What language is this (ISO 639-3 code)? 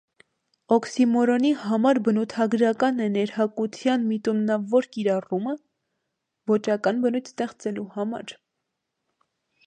hye